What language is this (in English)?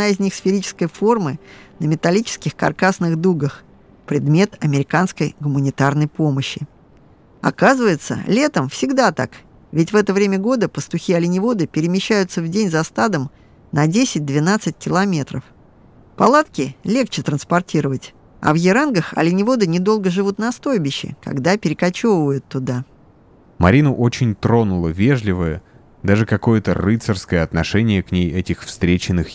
Russian